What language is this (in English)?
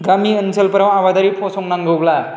Bodo